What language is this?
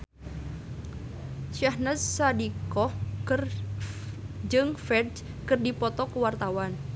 Sundanese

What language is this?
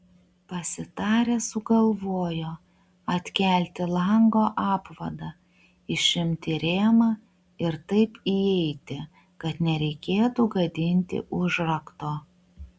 Lithuanian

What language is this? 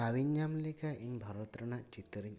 Santali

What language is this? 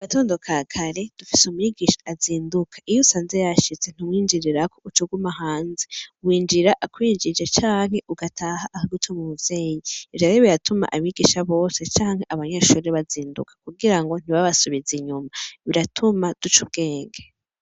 Rundi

